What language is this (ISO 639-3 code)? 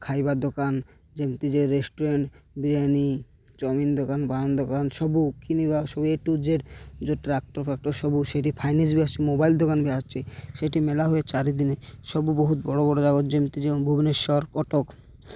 ori